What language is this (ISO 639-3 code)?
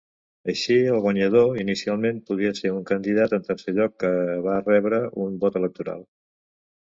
cat